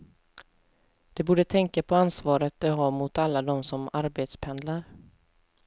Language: Swedish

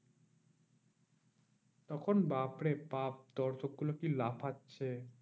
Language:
Bangla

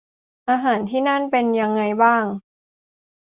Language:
Thai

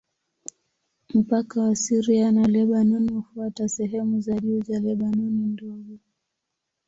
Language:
Swahili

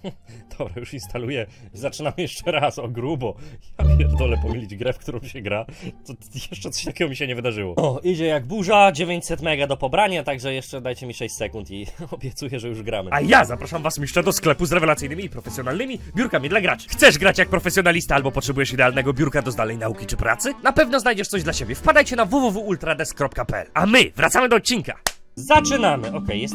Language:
Polish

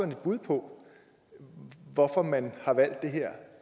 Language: Danish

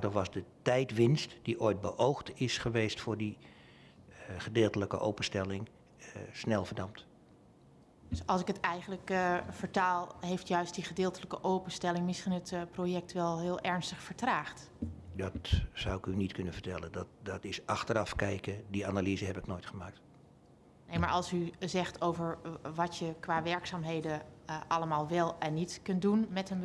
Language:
Dutch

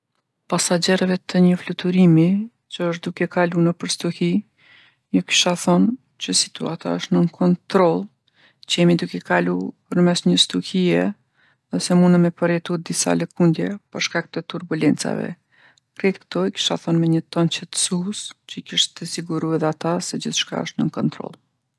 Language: Gheg Albanian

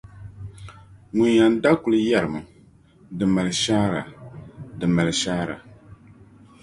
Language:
Dagbani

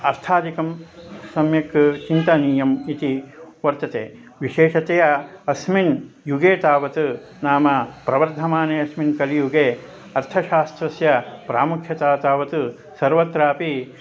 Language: Sanskrit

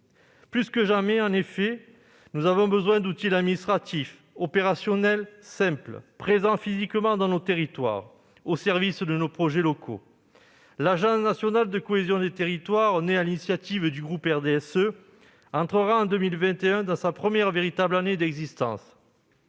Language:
French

